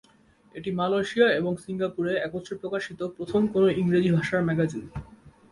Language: Bangla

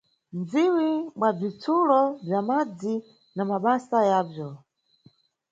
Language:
Nyungwe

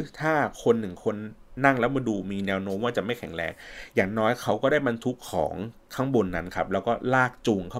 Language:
Thai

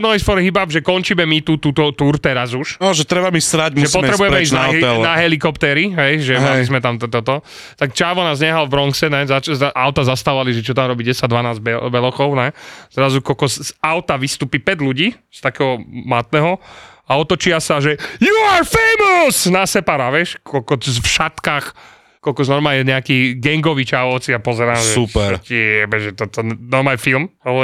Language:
Slovak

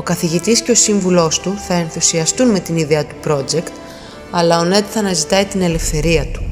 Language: Greek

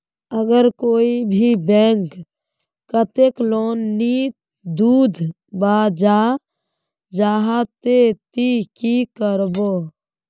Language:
Magahi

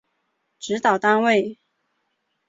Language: Chinese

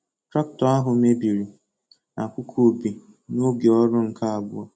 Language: Igbo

